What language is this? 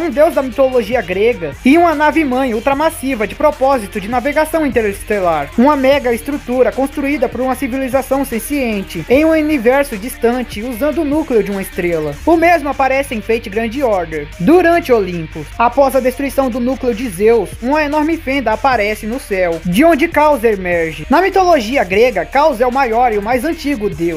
Portuguese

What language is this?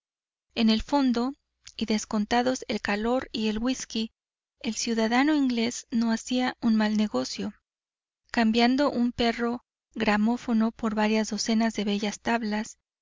Spanish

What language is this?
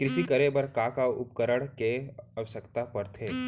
Chhattisgarhi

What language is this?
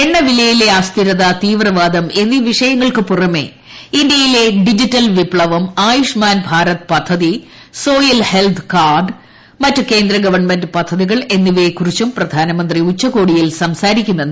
Malayalam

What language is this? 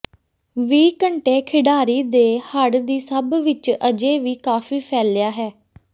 Punjabi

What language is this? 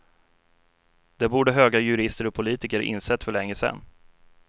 Swedish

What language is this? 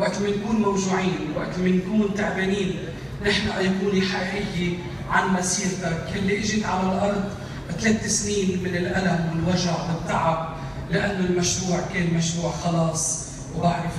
Arabic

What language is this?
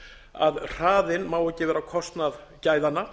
Icelandic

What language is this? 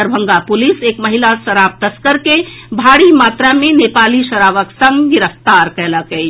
Maithili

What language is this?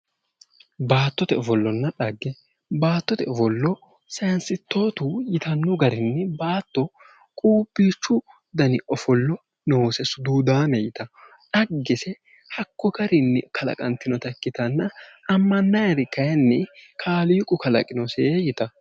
Sidamo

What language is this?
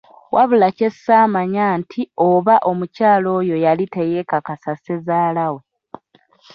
Ganda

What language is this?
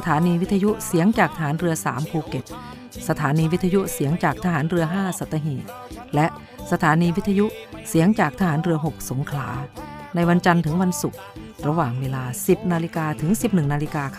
Thai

